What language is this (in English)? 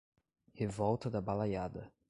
Portuguese